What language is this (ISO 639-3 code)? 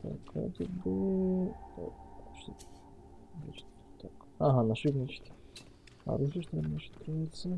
rus